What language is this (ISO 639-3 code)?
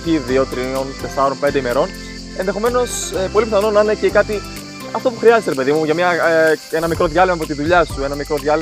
ell